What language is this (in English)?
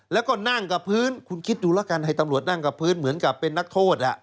Thai